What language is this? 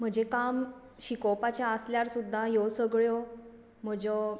Konkani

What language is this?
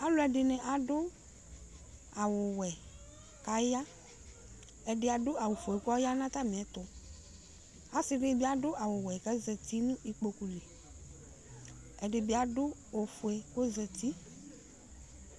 Ikposo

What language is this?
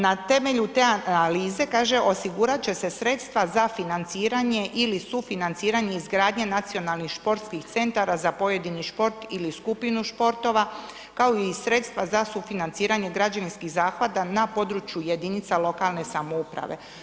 Croatian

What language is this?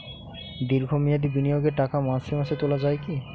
Bangla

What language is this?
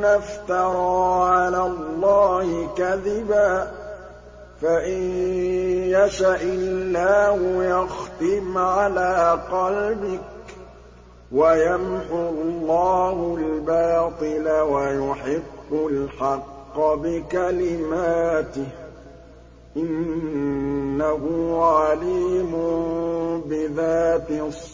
Arabic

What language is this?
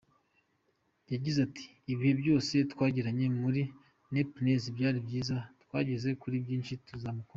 Kinyarwanda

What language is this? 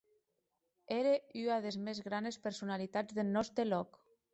Occitan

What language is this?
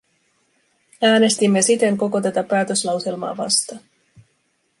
Finnish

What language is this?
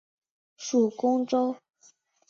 Chinese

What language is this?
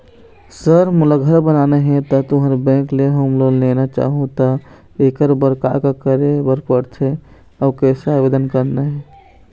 Chhattisgarhi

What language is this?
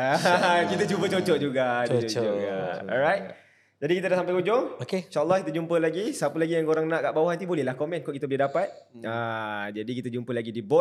Malay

